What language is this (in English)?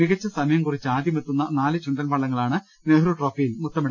Malayalam